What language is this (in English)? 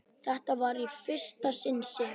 Icelandic